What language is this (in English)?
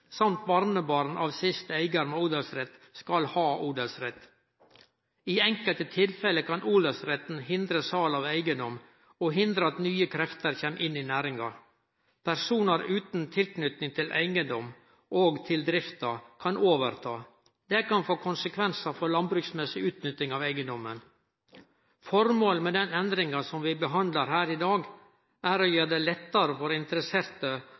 Norwegian Nynorsk